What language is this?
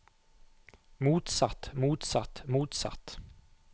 Norwegian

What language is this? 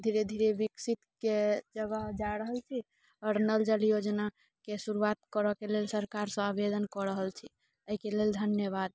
Maithili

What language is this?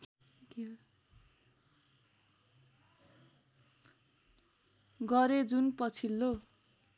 Nepali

